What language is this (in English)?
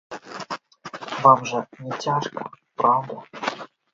Belarusian